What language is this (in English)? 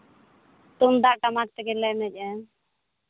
Santali